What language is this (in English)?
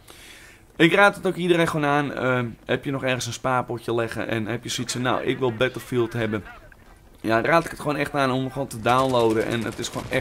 Dutch